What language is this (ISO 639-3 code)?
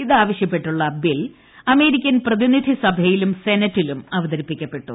mal